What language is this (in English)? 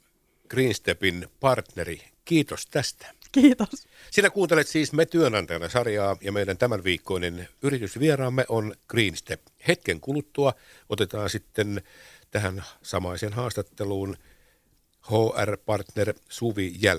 Finnish